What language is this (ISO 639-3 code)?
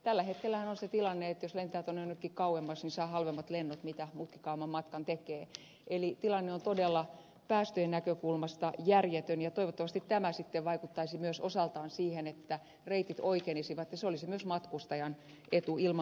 fin